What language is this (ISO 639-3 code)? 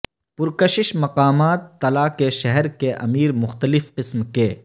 urd